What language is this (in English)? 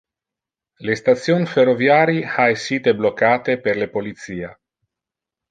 Interlingua